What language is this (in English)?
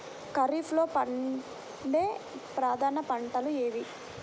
Telugu